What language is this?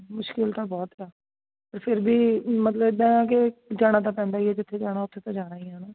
Punjabi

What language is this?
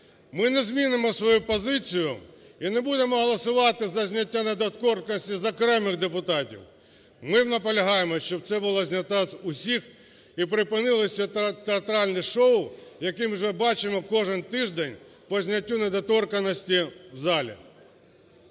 Ukrainian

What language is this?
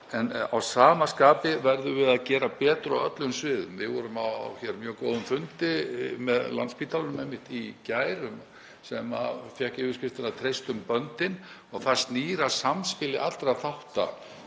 Icelandic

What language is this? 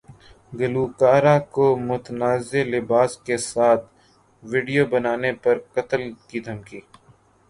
Urdu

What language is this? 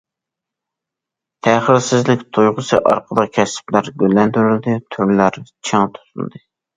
Uyghur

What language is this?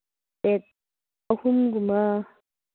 Manipuri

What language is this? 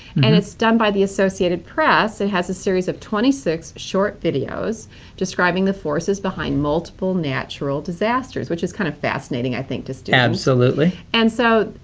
English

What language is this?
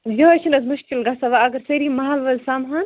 Kashmiri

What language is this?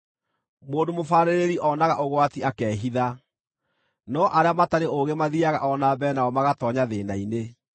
Kikuyu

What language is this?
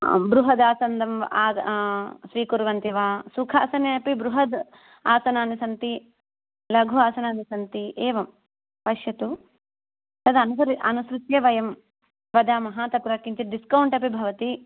Sanskrit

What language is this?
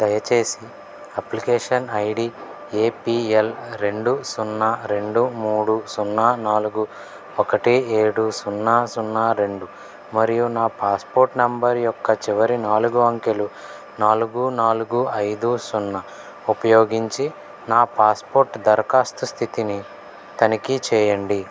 Telugu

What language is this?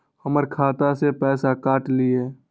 Maithili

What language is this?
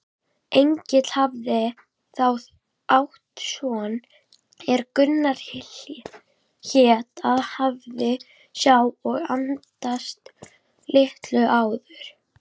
Icelandic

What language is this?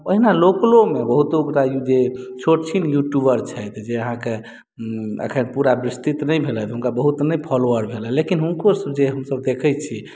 Maithili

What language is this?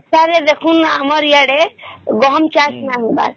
Odia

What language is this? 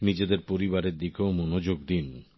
Bangla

